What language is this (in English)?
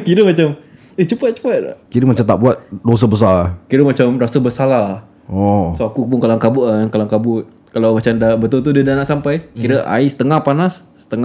Malay